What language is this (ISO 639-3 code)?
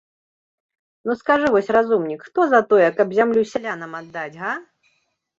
bel